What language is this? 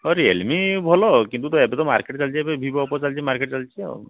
Odia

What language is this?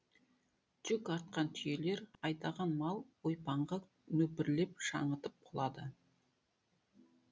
Kazakh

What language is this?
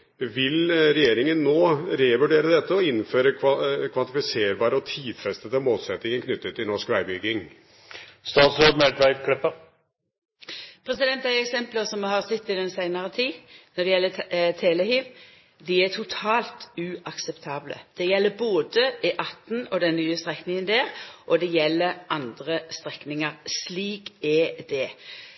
Norwegian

